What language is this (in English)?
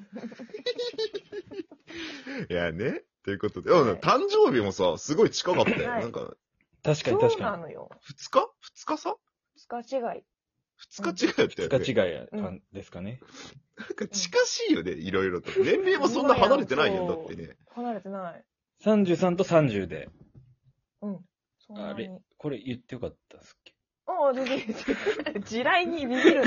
Japanese